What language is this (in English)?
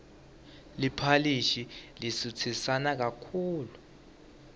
Swati